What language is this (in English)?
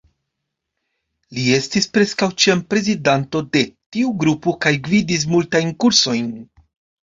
Esperanto